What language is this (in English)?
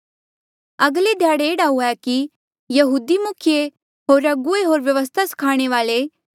Mandeali